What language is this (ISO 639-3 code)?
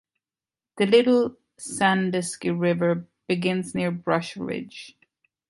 eng